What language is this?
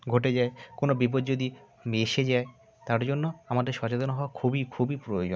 Bangla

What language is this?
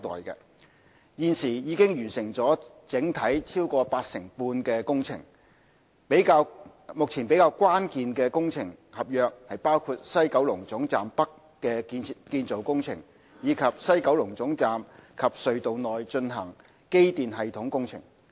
Cantonese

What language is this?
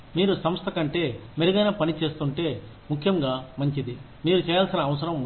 Telugu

